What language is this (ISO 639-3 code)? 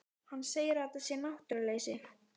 isl